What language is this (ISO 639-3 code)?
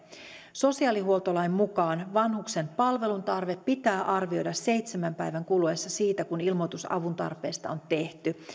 fin